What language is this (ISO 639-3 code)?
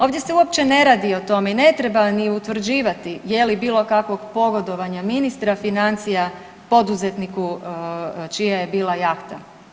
hrv